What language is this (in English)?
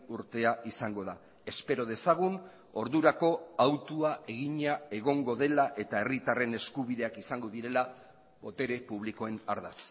Basque